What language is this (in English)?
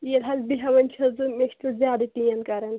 Kashmiri